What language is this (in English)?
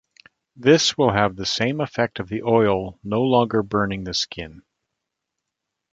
English